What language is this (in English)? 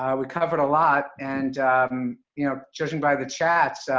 English